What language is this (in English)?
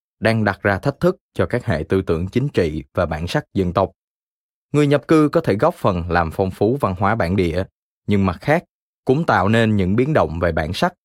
Vietnamese